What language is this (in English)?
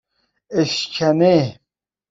Persian